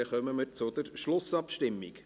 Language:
Swiss German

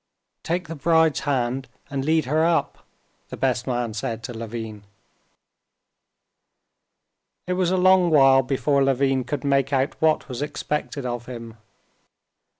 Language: English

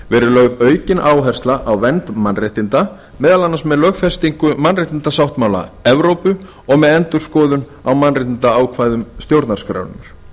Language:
Icelandic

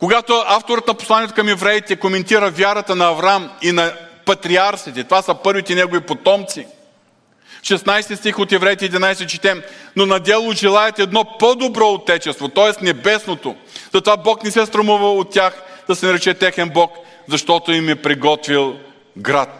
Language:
Bulgarian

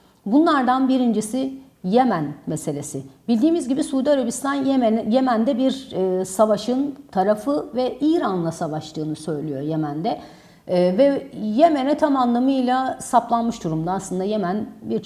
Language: Turkish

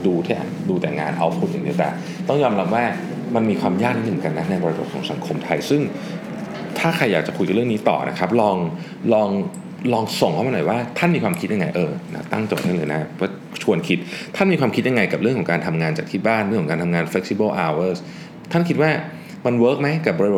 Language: Thai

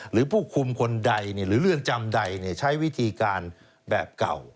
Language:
Thai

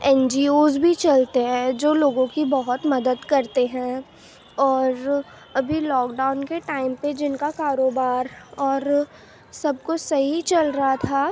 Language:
Urdu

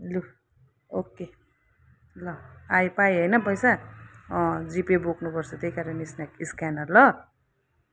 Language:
Nepali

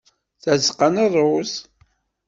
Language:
Kabyle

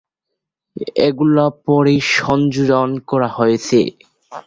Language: Bangla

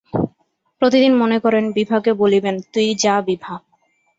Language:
Bangla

